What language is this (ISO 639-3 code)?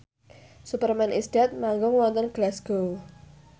jav